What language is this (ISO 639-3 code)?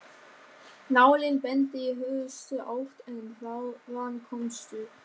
isl